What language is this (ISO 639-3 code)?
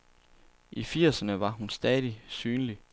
dan